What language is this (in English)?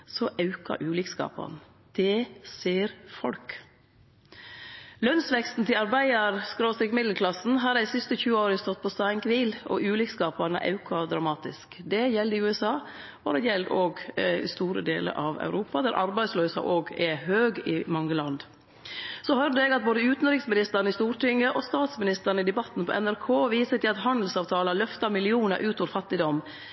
Norwegian Nynorsk